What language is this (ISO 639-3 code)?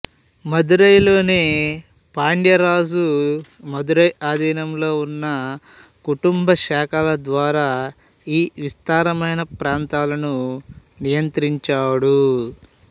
tel